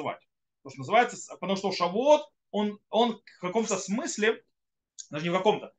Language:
Russian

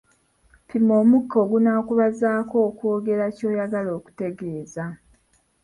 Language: Ganda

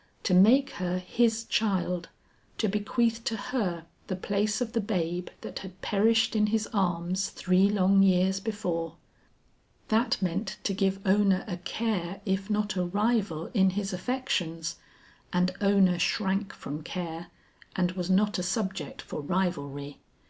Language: English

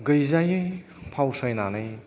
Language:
Bodo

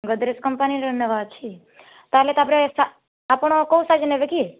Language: Odia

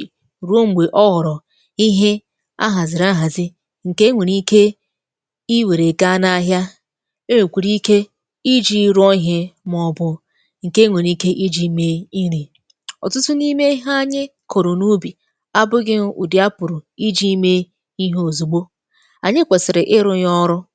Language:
Igbo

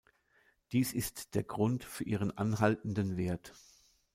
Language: German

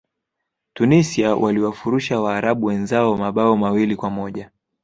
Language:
Swahili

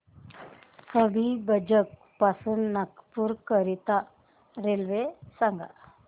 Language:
Marathi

